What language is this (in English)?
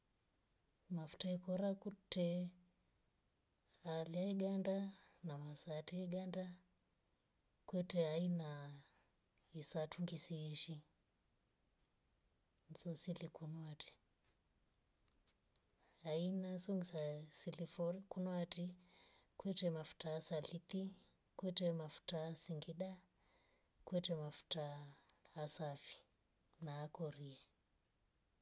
Rombo